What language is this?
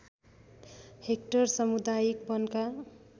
Nepali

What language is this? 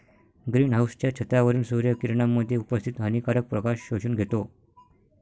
Marathi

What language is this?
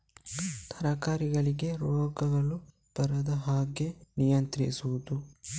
Kannada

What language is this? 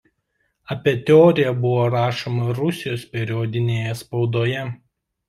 Lithuanian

